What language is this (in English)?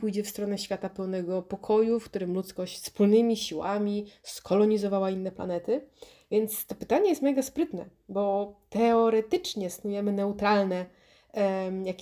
Polish